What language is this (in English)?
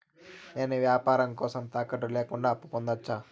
Telugu